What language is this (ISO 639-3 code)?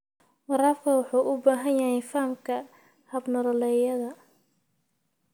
som